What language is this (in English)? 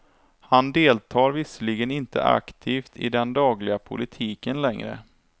Swedish